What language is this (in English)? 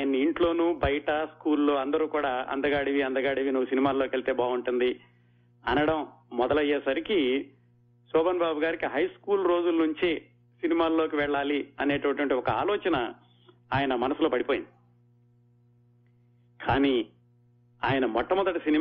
Telugu